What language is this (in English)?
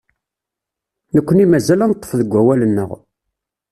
Kabyle